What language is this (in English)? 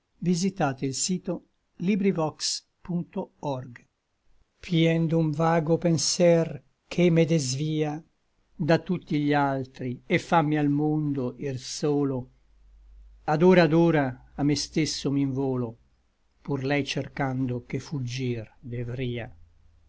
Italian